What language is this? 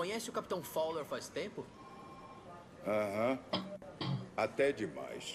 Portuguese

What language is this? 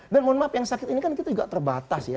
Indonesian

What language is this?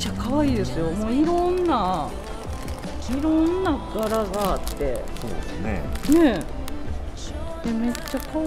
Japanese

